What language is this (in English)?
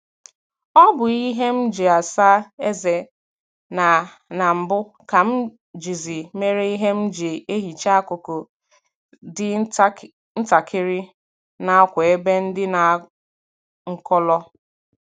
Igbo